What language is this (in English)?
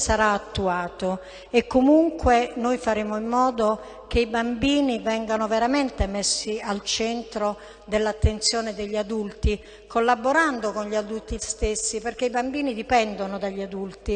Italian